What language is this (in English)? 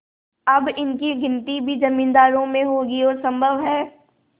Hindi